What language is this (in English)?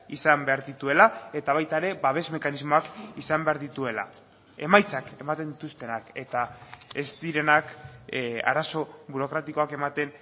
Basque